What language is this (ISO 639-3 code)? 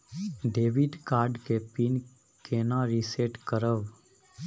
mai